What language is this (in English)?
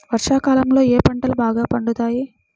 Telugu